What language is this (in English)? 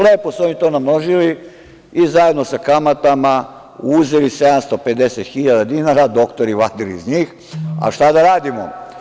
Serbian